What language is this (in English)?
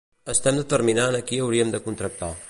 Catalan